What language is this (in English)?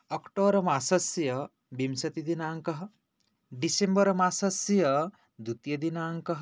Sanskrit